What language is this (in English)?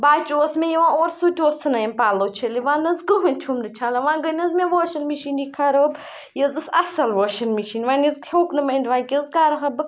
Kashmiri